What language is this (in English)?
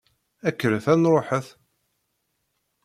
Kabyle